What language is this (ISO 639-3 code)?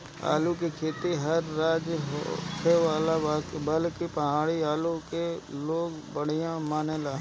bho